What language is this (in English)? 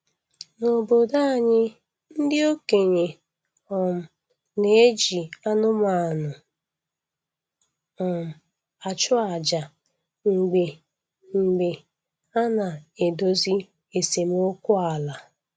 Igbo